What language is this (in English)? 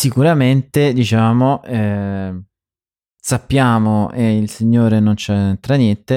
Italian